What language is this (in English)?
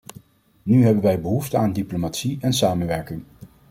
Dutch